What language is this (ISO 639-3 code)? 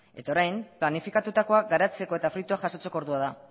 eus